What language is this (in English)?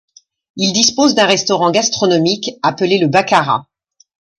French